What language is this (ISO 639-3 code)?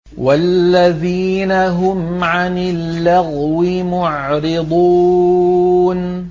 ara